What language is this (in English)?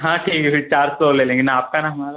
Hindi